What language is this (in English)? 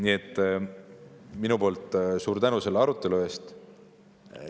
Estonian